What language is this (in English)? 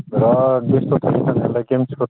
Bodo